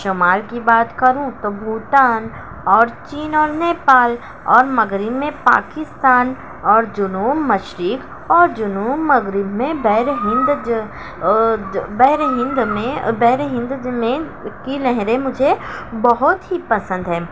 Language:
Urdu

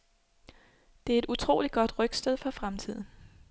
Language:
Danish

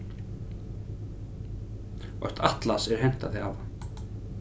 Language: Faroese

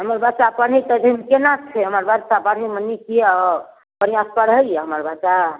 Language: Maithili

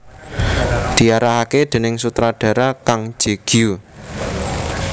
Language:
Javanese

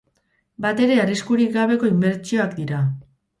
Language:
Basque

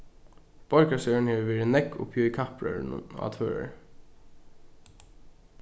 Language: Faroese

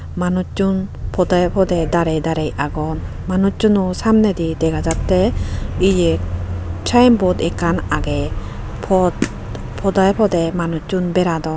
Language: Chakma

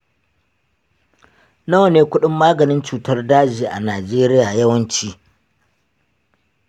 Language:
Hausa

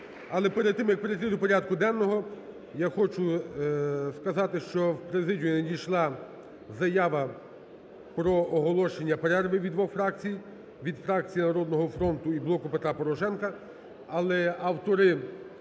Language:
Ukrainian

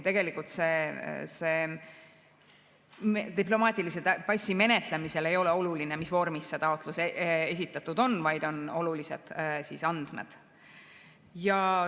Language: Estonian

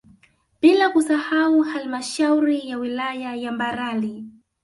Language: Swahili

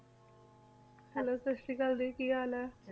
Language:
Punjabi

